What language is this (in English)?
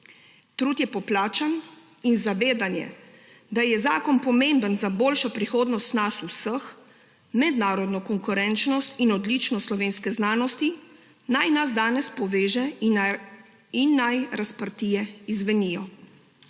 Slovenian